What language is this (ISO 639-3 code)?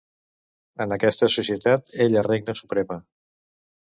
cat